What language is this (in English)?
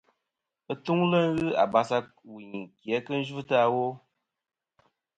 Kom